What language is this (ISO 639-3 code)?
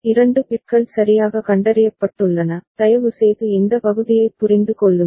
tam